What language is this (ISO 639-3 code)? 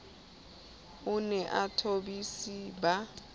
sot